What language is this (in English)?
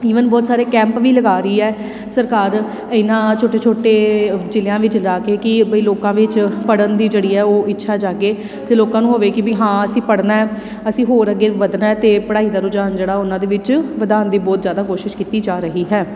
Punjabi